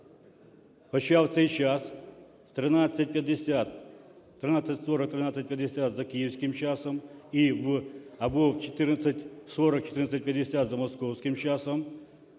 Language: Ukrainian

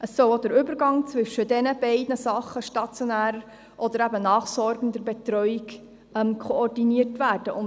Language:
Swiss German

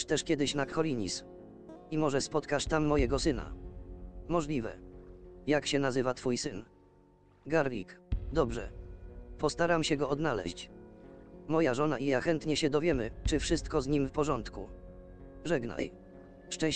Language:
Polish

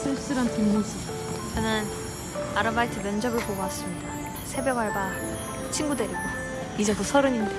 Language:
Korean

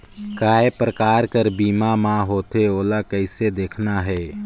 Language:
Chhattisgarhi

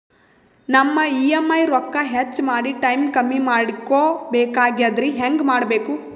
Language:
Kannada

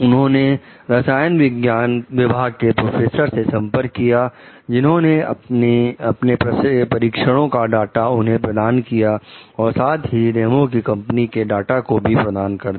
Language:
Hindi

